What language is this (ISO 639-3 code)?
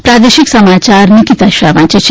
guj